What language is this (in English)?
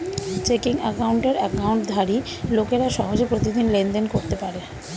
Bangla